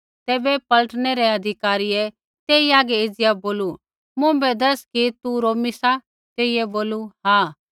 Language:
Kullu Pahari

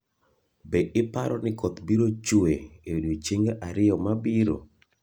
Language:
Luo (Kenya and Tanzania)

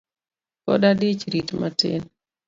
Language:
Luo (Kenya and Tanzania)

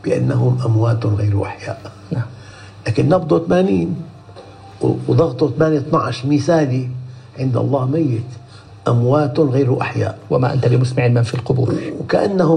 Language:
Arabic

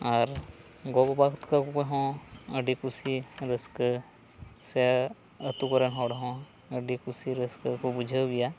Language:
Santali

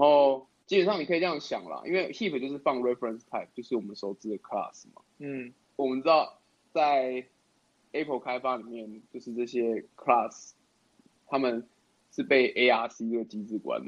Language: Chinese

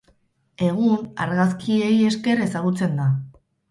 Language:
Basque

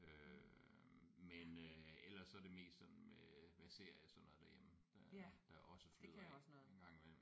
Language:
Danish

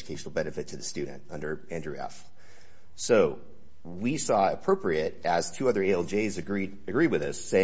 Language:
English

